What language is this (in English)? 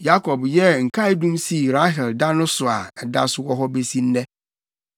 Akan